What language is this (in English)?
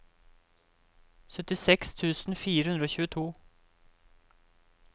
Norwegian